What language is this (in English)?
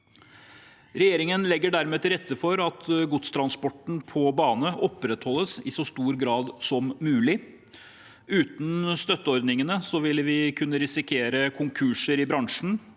Norwegian